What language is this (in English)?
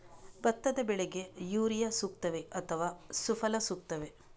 Kannada